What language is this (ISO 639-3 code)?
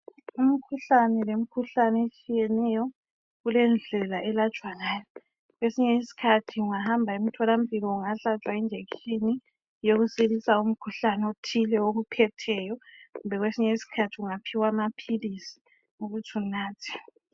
nde